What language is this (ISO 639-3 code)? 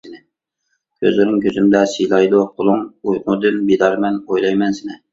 uig